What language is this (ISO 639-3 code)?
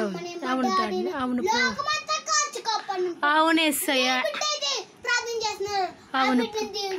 ron